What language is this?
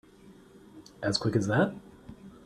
English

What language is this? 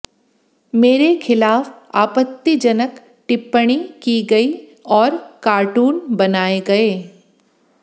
Hindi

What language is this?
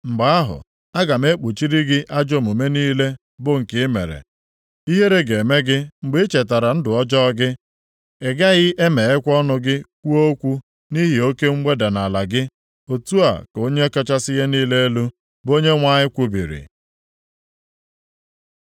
Igbo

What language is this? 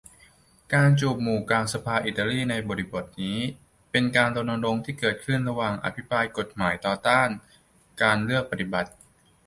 Thai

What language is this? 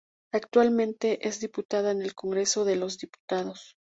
Spanish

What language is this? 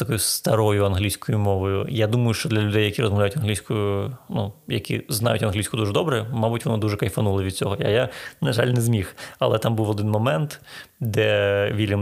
Ukrainian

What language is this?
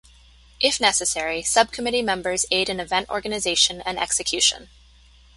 English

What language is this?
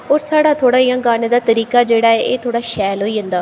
Dogri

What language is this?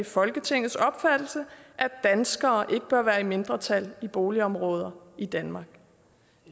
Danish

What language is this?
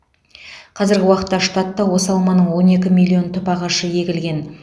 Kazakh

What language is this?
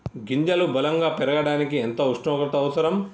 Telugu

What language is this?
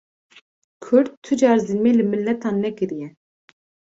Kurdish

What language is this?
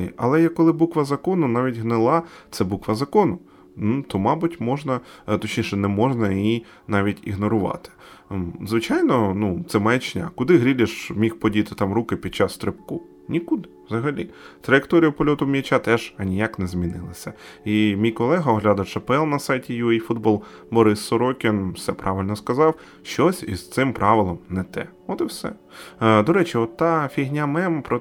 Ukrainian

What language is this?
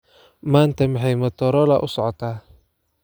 Somali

